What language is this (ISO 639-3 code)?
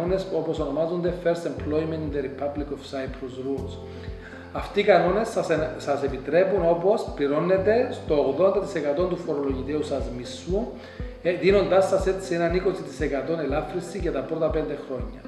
ell